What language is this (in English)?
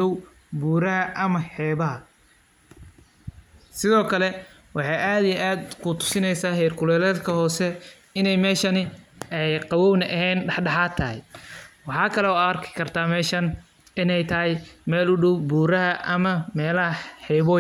Somali